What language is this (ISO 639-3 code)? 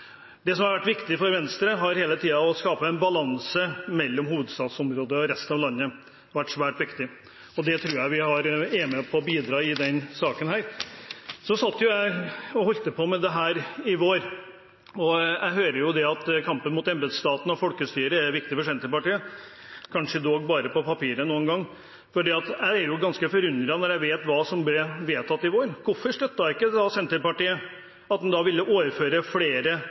nob